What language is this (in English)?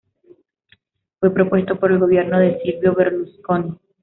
Spanish